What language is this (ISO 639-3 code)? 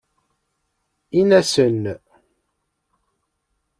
kab